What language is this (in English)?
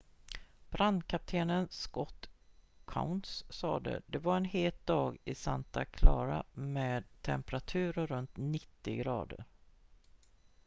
Swedish